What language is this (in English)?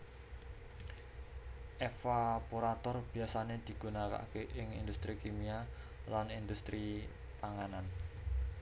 Javanese